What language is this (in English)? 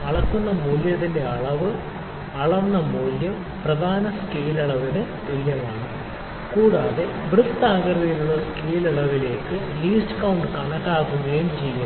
Malayalam